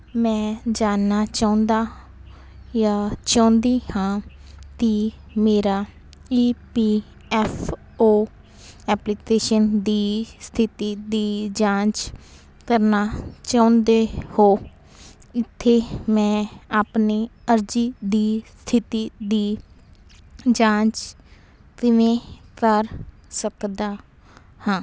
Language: Punjabi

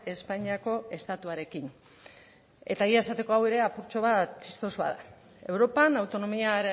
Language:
Basque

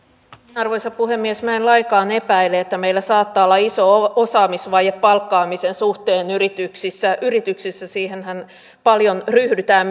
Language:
Finnish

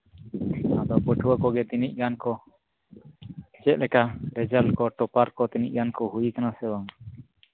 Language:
Santali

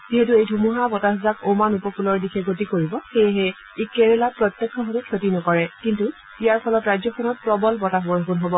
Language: Assamese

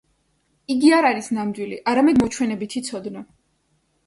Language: Georgian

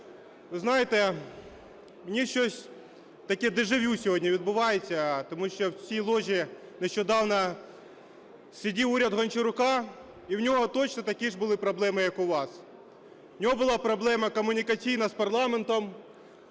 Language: Ukrainian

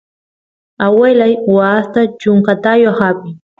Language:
Santiago del Estero Quichua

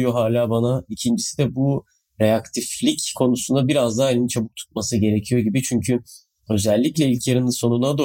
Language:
Turkish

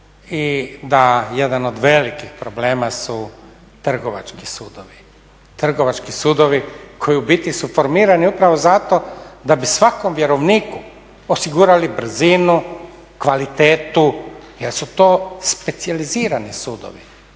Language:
Croatian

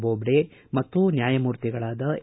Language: Kannada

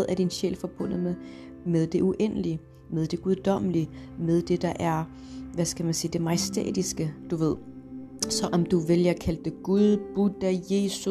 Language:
Danish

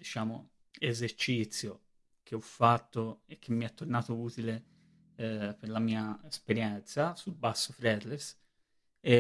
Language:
Italian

